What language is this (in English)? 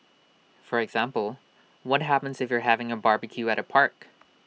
English